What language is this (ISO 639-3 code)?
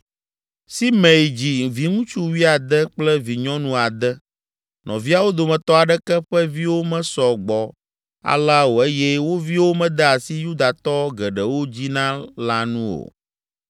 ewe